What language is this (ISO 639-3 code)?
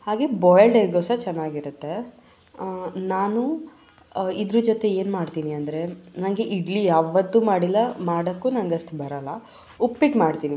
kan